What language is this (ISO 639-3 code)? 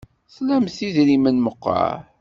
kab